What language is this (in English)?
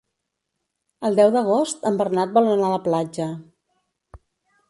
Catalan